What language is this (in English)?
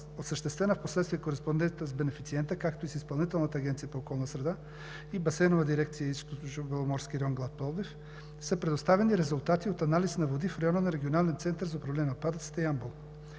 Bulgarian